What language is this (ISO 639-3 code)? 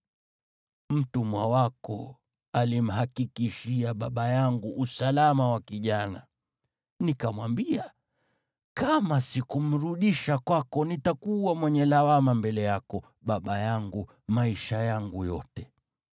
swa